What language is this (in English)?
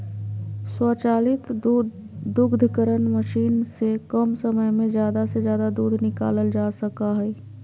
Magahi